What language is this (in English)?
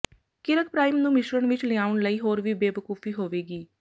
Punjabi